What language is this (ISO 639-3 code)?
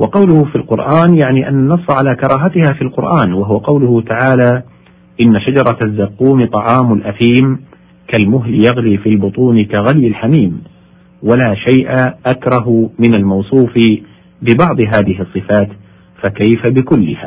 ara